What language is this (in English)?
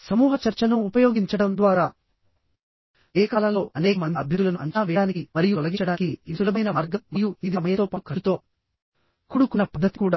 Telugu